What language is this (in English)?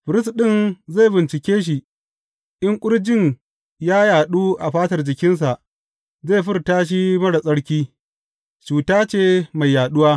Hausa